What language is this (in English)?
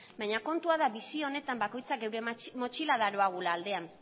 Basque